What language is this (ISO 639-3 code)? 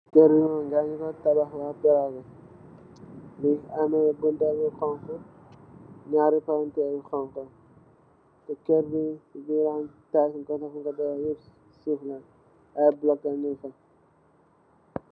wol